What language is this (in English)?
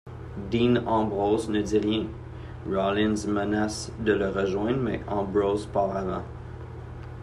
French